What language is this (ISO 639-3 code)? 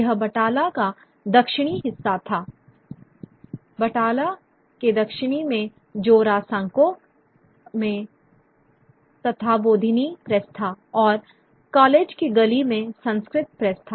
hin